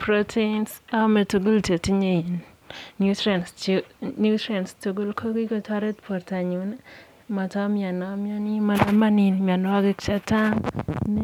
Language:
Kalenjin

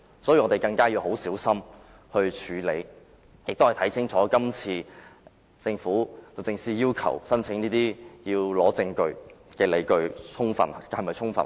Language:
Cantonese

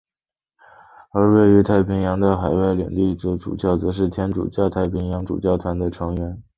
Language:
Chinese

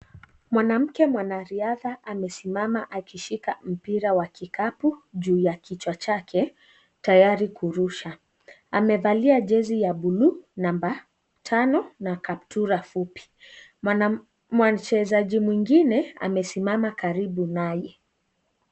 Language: Swahili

